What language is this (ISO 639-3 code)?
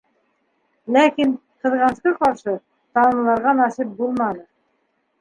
bak